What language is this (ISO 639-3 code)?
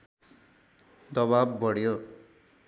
nep